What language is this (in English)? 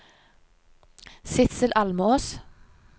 Norwegian